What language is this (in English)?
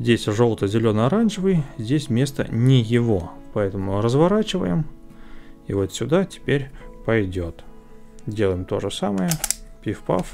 Russian